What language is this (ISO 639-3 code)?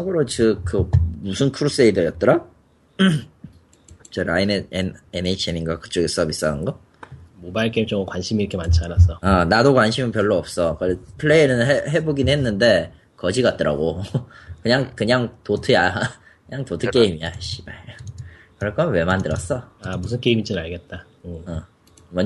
kor